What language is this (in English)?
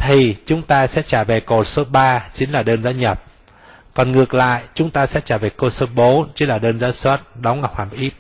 Vietnamese